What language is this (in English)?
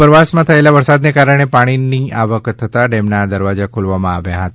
Gujarati